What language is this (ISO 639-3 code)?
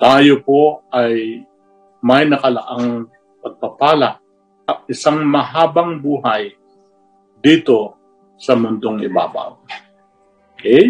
fil